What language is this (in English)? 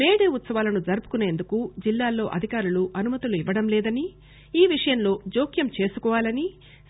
Telugu